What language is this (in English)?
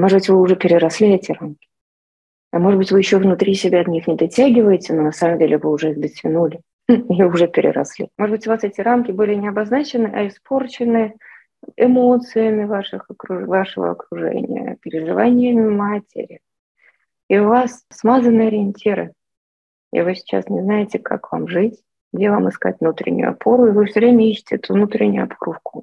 Russian